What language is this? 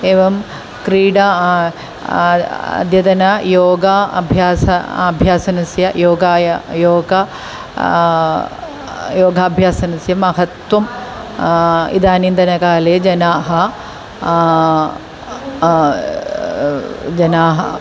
Sanskrit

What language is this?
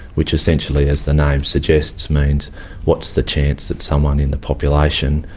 English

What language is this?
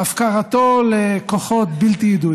Hebrew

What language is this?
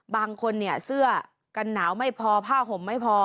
Thai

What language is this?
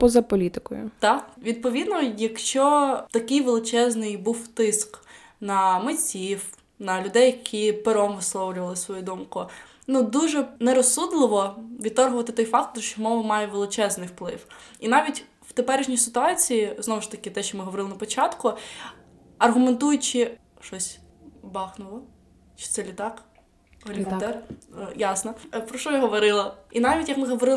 Ukrainian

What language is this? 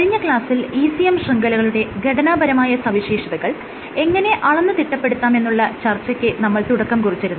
Malayalam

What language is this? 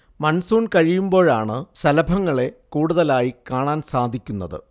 Malayalam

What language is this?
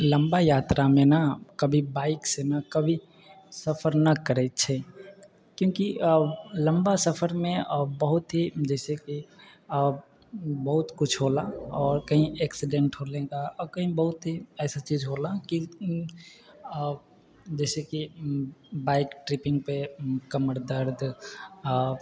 Maithili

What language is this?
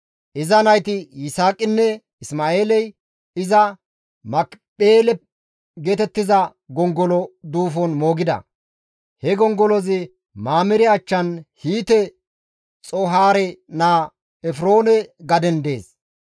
Gamo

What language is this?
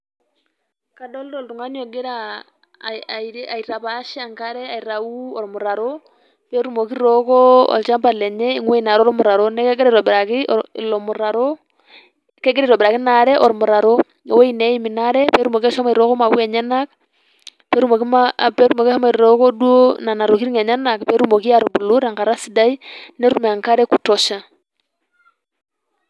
Masai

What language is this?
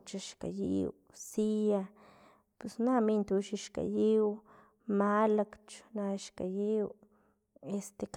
Filomena Mata-Coahuitlán Totonac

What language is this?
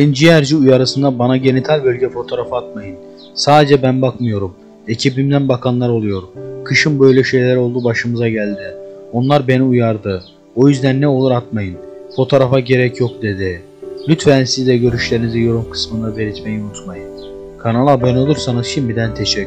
Turkish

